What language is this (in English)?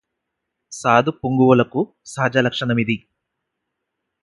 Telugu